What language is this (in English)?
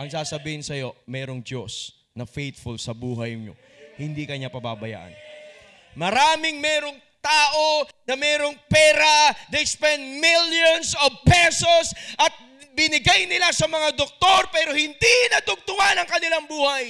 Filipino